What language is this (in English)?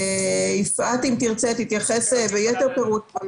Hebrew